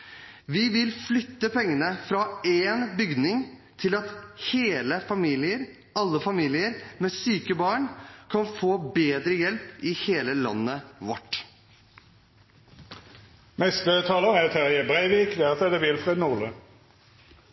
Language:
Norwegian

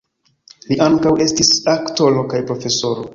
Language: Esperanto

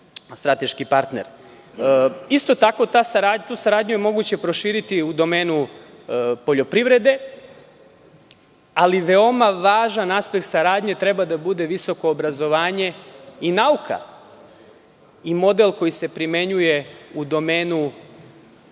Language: Serbian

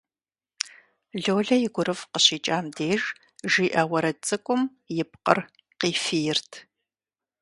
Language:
Kabardian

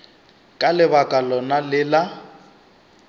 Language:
Northern Sotho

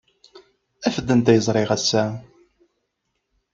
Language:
Kabyle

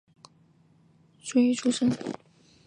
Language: Chinese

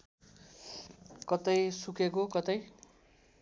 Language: Nepali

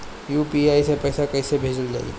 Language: Bhojpuri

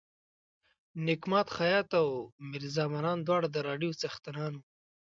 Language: Pashto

